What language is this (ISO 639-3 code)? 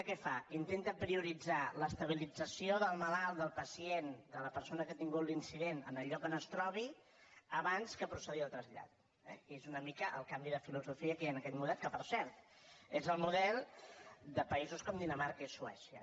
cat